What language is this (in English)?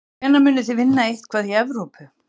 Icelandic